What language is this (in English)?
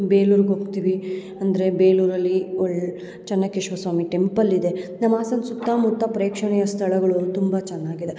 Kannada